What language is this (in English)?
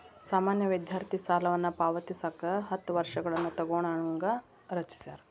Kannada